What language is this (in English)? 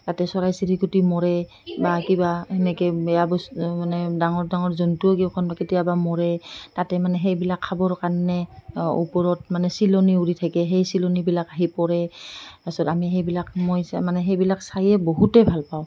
Assamese